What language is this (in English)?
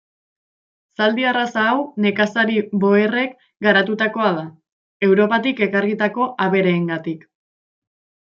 Basque